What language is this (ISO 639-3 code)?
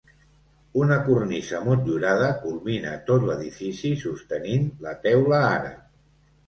cat